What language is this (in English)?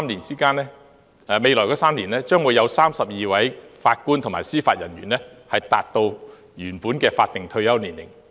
Cantonese